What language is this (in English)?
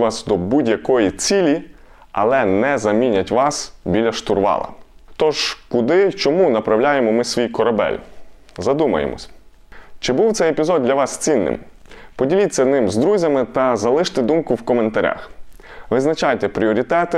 Ukrainian